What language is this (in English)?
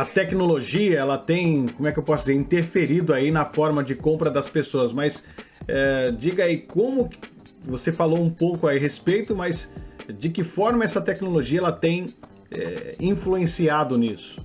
Portuguese